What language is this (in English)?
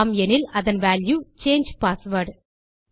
Tamil